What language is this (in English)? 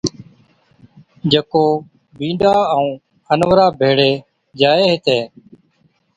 Od